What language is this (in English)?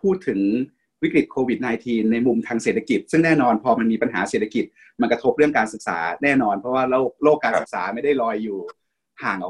Thai